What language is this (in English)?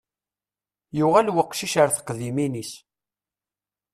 Kabyle